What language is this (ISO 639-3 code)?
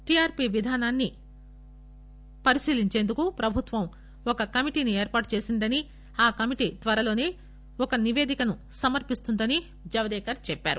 tel